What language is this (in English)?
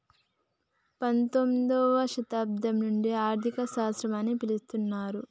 Telugu